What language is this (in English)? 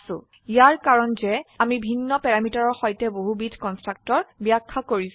Assamese